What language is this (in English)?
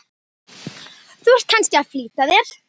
Icelandic